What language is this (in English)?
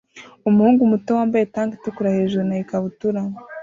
Kinyarwanda